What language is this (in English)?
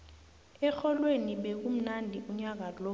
South Ndebele